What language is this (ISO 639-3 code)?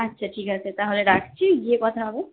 ben